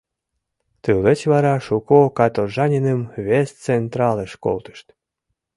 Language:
Mari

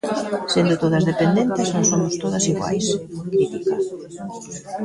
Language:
Galician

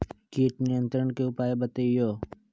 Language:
Magahi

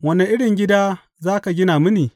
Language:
Hausa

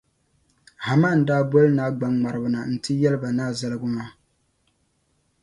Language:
Dagbani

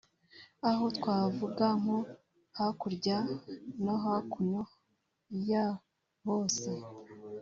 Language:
Kinyarwanda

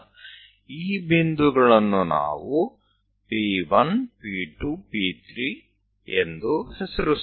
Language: Gujarati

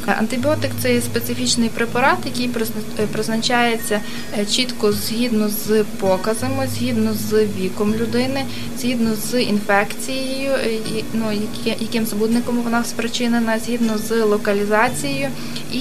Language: Ukrainian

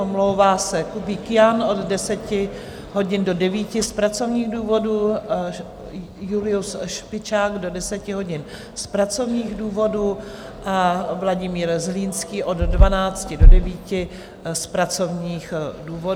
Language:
Czech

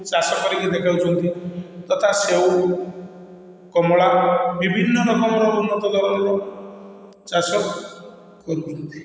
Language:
Odia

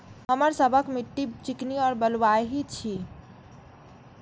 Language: Maithili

